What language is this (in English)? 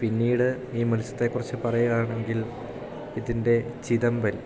Malayalam